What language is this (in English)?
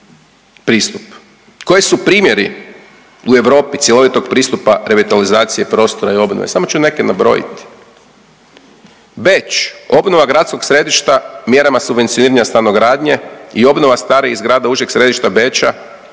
Croatian